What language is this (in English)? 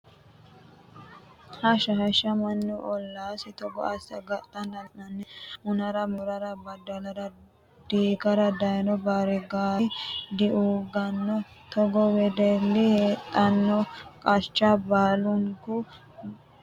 Sidamo